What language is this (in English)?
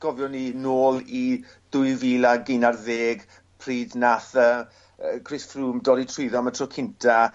Welsh